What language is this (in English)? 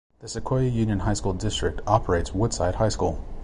English